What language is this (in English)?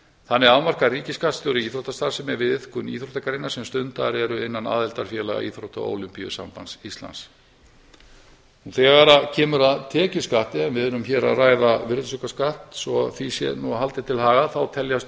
Icelandic